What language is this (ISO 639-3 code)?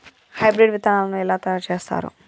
tel